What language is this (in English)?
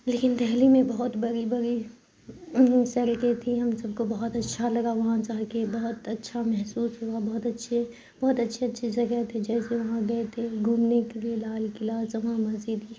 Urdu